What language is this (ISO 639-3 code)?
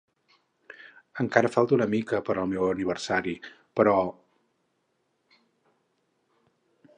cat